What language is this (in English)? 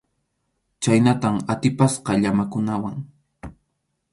Arequipa-La Unión Quechua